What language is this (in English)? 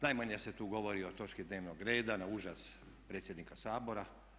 Croatian